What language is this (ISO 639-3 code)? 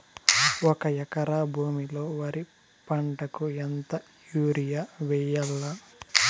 tel